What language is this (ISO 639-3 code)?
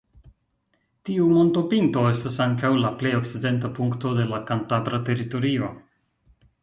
epo